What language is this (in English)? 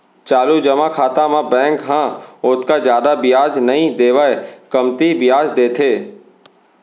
Chhattisgarhi